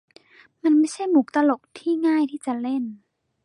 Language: Thai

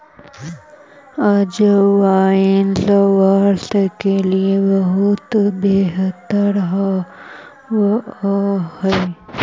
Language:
Magahi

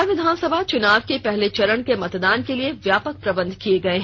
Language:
Hindi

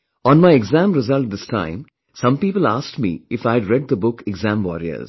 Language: English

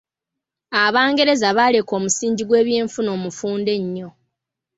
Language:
Ganda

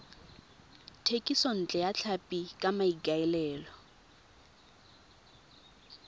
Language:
Tswana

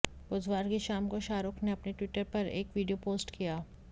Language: Hindi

